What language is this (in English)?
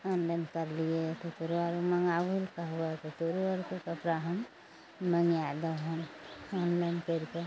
Maithili